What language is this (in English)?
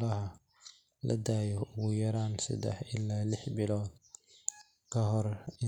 Somali